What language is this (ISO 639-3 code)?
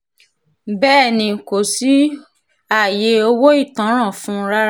yor